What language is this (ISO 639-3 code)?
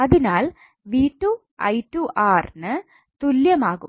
mal